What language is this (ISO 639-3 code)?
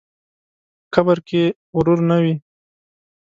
pus